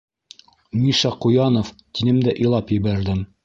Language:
Bashkir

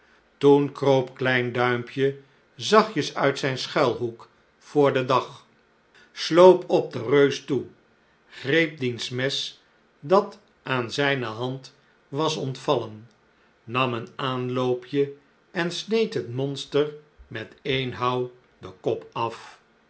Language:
Dutch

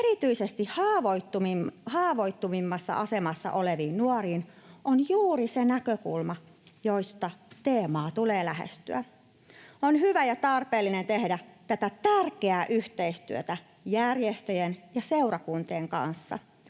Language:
Finnish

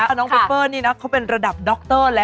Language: Thai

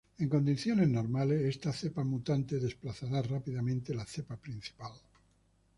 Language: Spanish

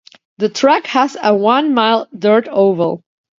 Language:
English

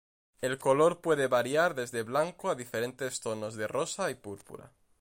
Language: Spanish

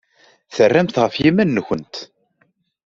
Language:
Kabyle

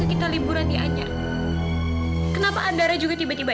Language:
Indonesian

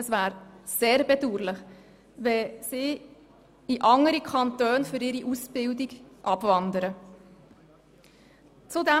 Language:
Swiss German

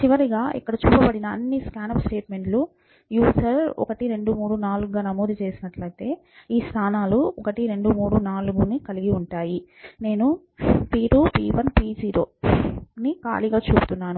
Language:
Telugu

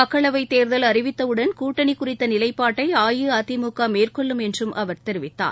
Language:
Tamil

